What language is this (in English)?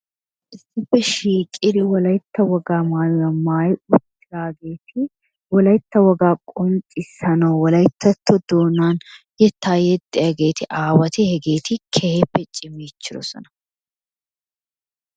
Wolaytta